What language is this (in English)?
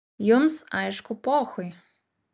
Lithuanian